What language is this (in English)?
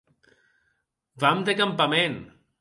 Occitan